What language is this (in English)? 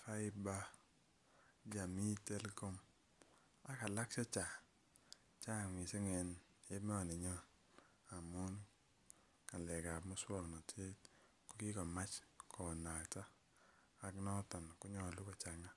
Kalenjin